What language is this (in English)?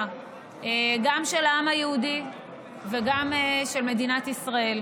Hebrew